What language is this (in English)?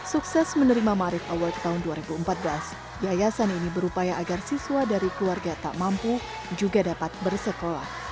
Indonesian